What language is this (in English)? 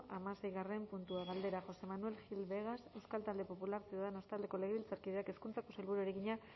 Basque